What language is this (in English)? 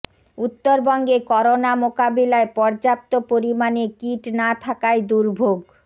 Bangla